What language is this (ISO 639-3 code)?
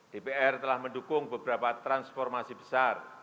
ind